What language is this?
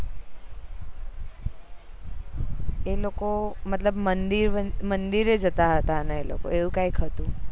Gujarati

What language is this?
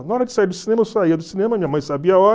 Portuguese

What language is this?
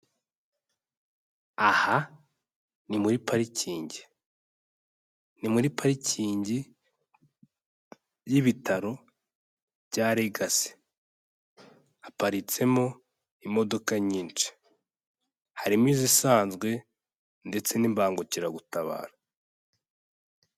Kinyarwanda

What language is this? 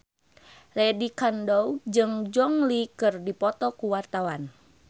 Sundanese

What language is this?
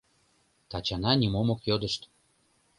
Mari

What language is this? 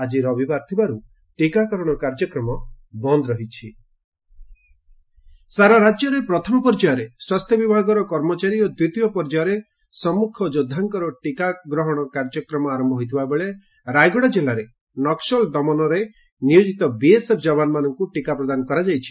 Odia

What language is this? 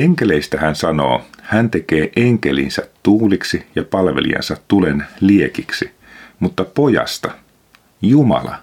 Finnish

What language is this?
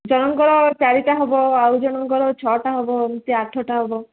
Odia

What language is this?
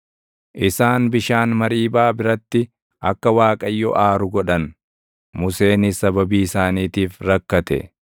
Oromo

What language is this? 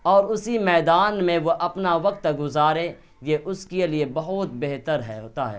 Urdu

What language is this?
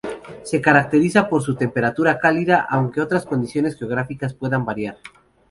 Spanish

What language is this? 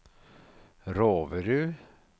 Norwegian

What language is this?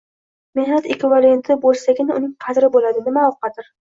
Uzbek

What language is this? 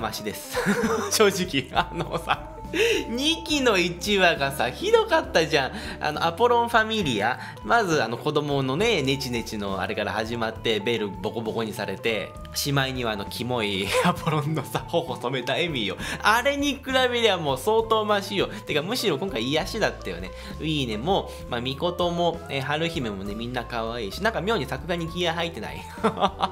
Japanese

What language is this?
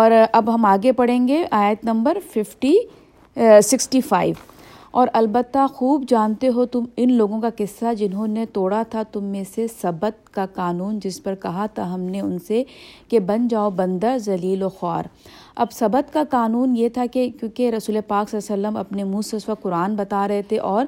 Urdu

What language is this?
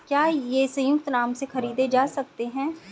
Hindi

